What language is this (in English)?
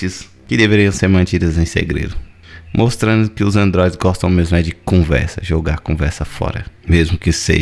Portuguese